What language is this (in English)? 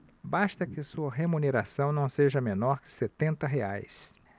Portuguese